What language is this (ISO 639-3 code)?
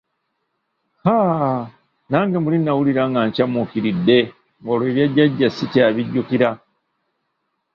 lug